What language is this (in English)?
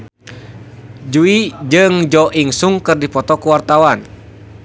Sundanese